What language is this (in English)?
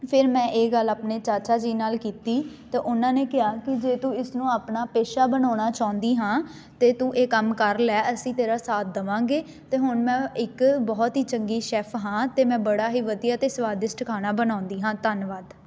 Punjabi